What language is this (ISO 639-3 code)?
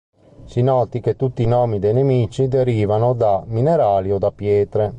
ita